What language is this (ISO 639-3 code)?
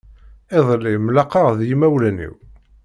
kab